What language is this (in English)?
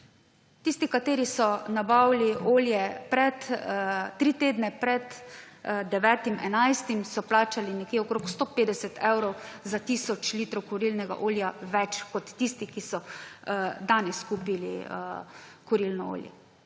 Slovenian